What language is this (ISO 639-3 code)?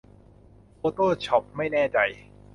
tha